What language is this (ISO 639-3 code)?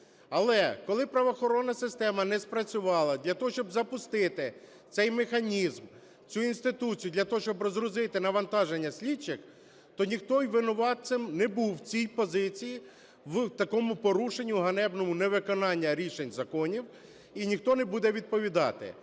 ukr